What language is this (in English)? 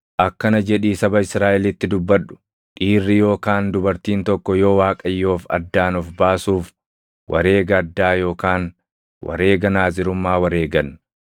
Oromo